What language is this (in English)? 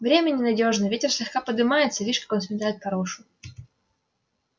Russian